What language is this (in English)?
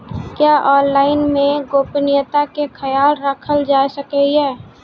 Maithili